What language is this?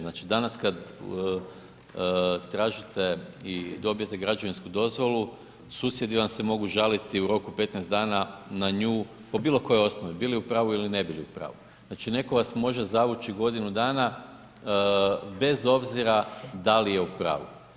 Croatian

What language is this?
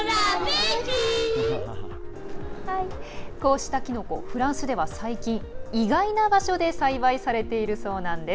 Japanese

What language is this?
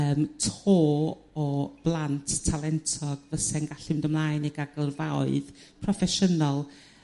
Welsh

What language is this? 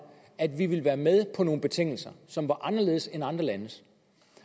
Danish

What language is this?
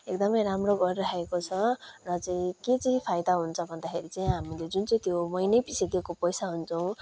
Nepali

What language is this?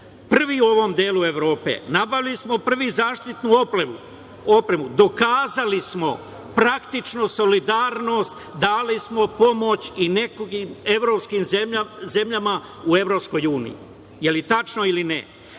Serbian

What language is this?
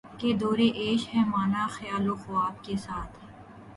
Urdu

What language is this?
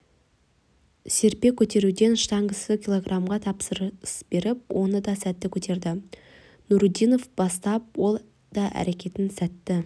Kazakh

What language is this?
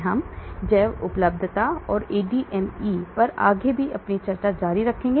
Hindi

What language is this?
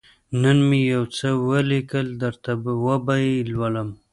Pashto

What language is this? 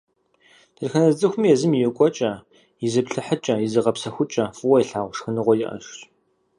Kabardian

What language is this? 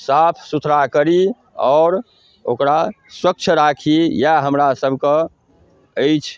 Maithili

